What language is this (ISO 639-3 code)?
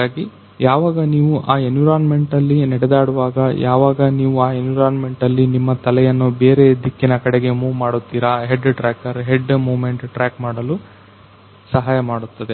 kan